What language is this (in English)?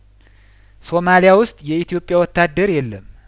Amharic